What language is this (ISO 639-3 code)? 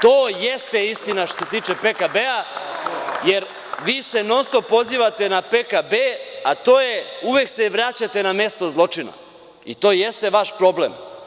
srp